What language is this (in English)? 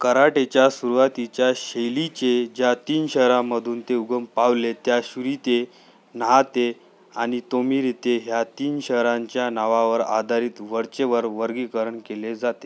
Marathi